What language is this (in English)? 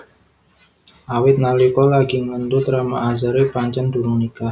Javanese